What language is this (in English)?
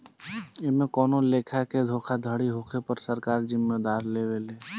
Bhojpuri